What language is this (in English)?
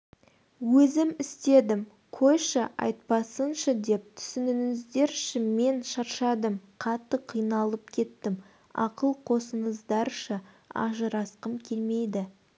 Kazakh